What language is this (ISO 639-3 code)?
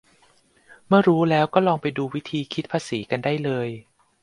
tha